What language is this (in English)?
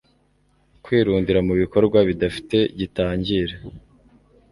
Kinyarwanda